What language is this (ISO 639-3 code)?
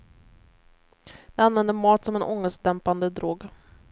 swe